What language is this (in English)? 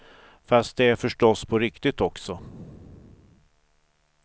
Swedish